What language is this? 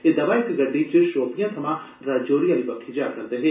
Dogri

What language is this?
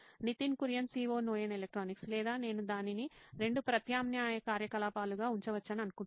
Telugu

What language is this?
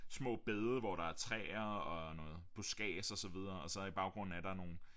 Danish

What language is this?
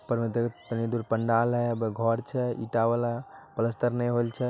Magahi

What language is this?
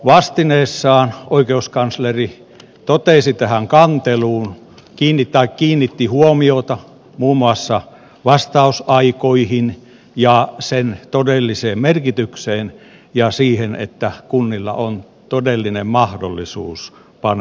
Finnish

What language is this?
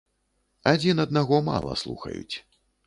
Belarusian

